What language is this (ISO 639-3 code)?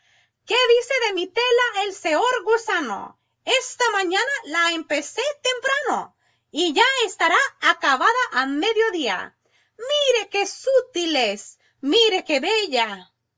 spa